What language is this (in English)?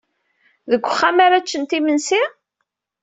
Kabyle